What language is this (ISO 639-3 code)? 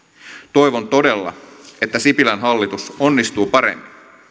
fin